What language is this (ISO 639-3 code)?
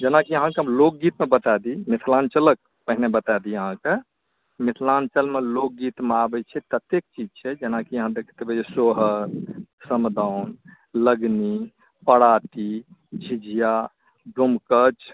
mai